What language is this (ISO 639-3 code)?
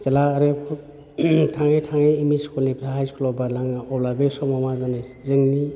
brx